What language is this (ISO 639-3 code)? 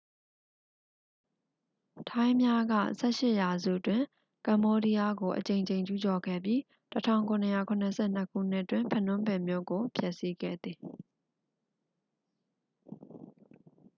mya